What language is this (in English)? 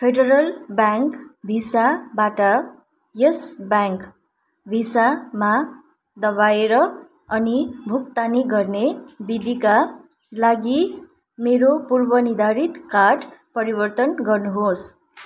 Nepali